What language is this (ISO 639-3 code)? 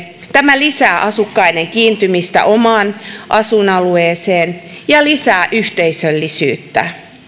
fin